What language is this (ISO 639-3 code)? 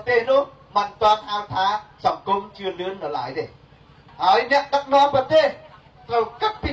vie